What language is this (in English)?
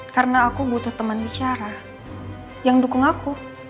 Indonesian